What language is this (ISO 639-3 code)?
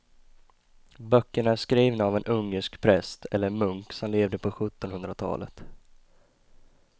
swe